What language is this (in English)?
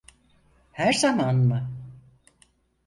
Turkish